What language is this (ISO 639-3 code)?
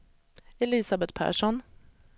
swe